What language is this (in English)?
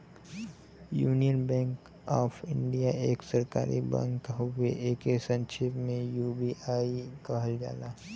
Bhojpuri